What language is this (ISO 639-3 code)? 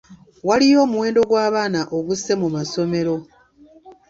lug